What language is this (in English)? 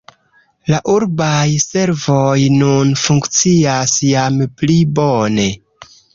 Esperanto